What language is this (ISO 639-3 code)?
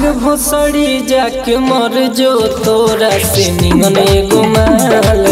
hin